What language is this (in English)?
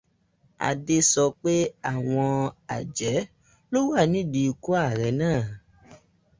Yoruba